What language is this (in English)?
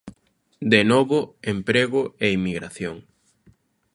Galician